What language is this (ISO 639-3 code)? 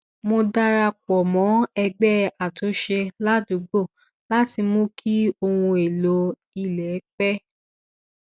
yor